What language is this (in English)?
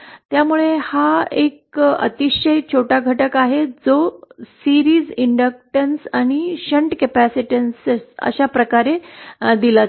Marathi